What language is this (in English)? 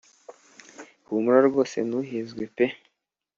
Kinyarwanda